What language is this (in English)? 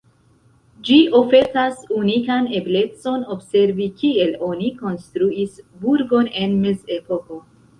Esperanto